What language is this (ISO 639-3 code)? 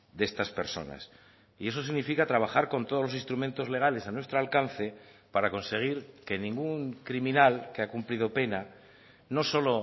spa